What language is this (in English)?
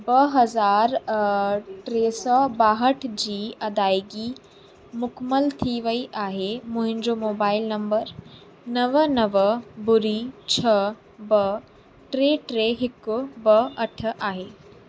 Sindhi